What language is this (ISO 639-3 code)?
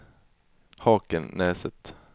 swe